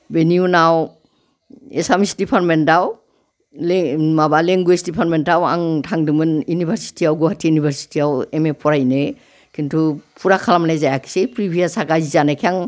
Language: Bodo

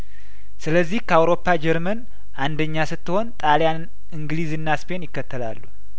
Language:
Amharic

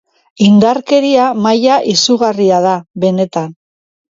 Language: Basque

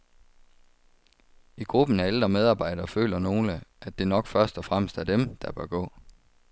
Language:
Danish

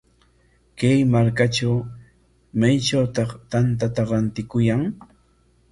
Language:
Corongo Ancash Quechua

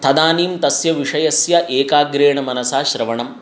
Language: Sanskrit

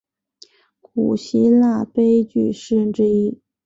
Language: Chinese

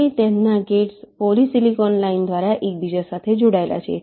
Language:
Gujarati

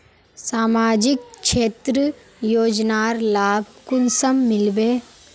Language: Magahi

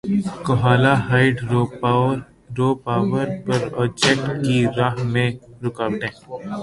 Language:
Urdu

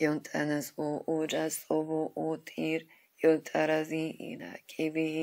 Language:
Persian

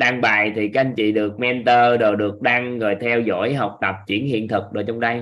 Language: Vietnamese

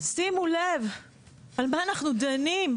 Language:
Hebrew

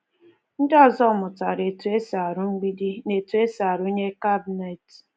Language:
Igbo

